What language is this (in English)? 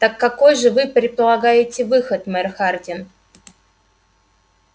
Russian